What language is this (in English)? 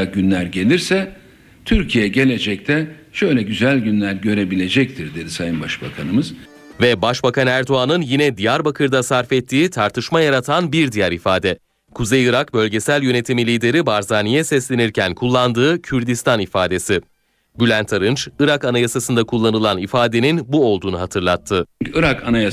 Turkish